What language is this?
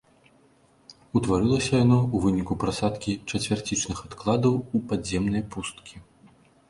Belarusian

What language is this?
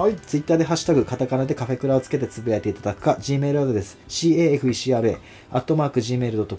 Japanese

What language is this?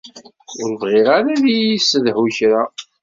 Kabyle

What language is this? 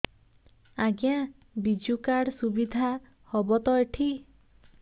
Odia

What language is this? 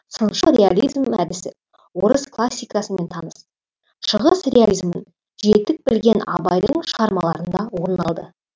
Kazakh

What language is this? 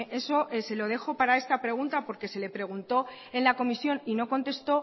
Spanish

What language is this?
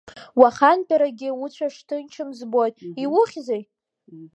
Abkhazian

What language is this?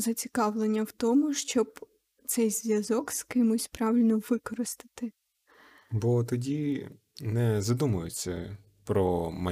Ukrainian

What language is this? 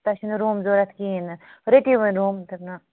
Kashmiri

